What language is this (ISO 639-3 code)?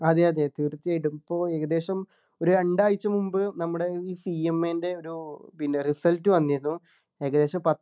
mal